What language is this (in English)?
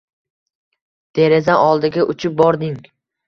Uzbek